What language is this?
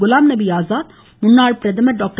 Tamil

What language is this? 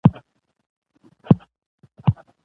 Pashto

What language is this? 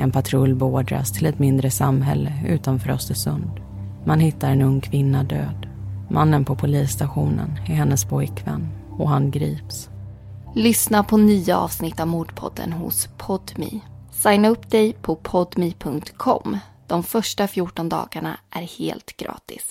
Swedish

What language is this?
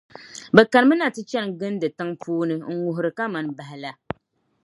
Dagbani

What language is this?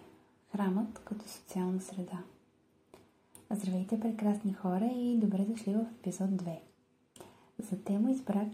Bulgarian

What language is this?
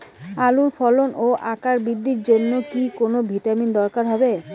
Bangla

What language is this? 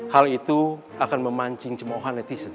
Indonesian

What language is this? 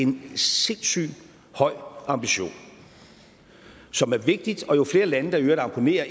Danish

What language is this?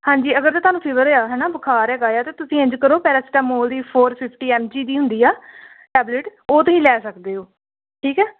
Punjabi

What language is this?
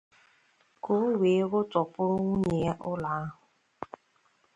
Igbo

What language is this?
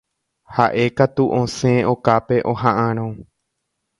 Guarani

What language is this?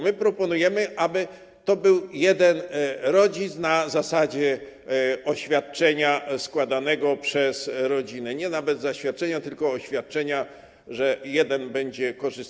Polish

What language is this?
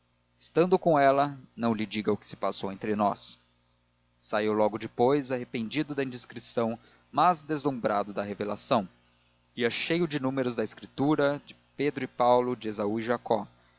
Portuguese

